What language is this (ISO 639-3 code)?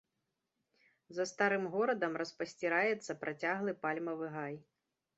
bel